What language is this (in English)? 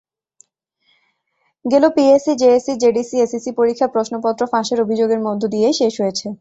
Bangla